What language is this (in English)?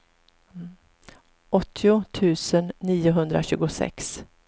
Swedish